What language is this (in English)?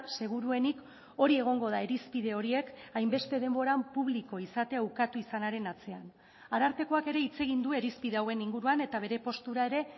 Basque